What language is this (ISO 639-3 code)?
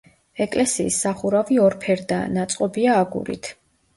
kat